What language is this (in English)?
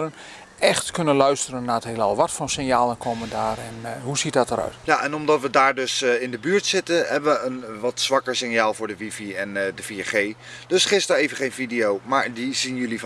Dutch